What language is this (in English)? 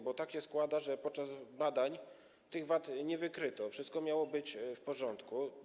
Polish